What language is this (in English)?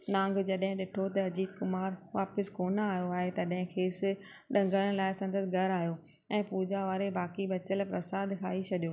Sindhi